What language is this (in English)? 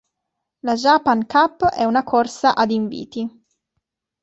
Italian